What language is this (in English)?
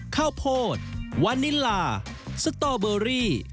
Thai